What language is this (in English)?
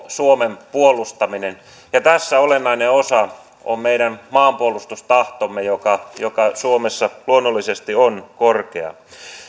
Finnish